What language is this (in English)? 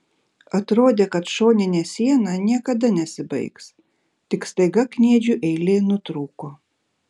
Lithuanian